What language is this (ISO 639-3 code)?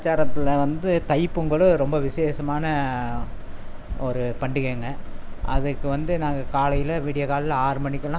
tam